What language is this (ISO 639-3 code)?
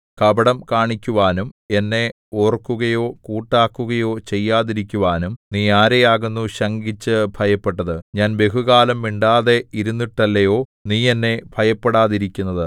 mal